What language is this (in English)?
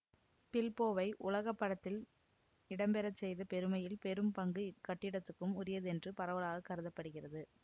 Tamil